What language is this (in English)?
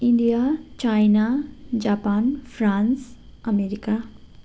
Nepali